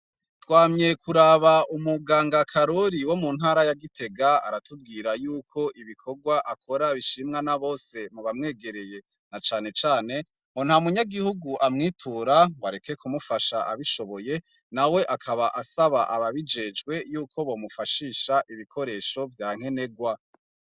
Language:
Rundi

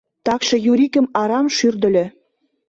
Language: Mari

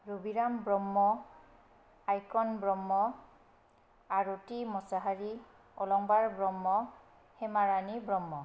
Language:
Bodo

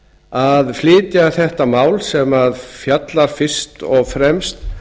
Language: Icelandic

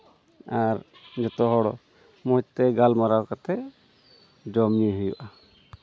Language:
Santali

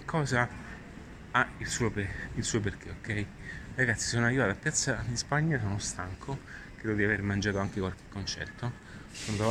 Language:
Italian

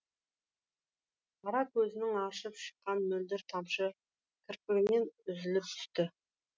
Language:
Kazakh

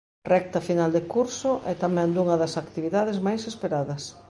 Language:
Galician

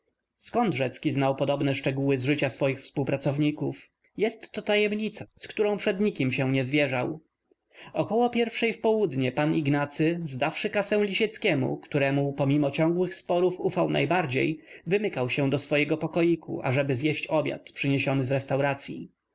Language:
Polish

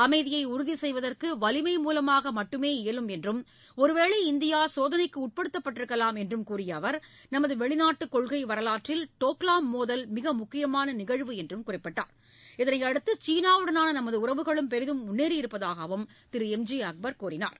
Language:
Tamil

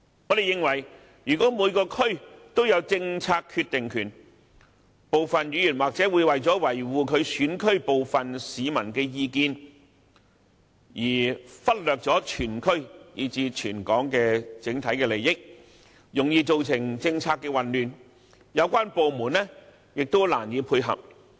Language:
Cantonese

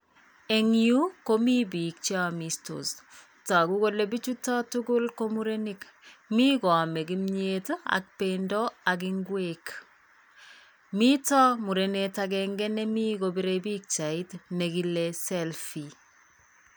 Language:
Kalenjin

